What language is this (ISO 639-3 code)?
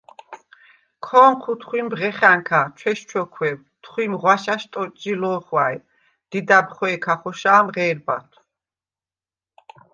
sva